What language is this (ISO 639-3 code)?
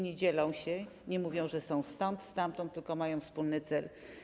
pol